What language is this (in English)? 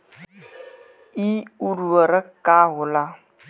Bhojpuri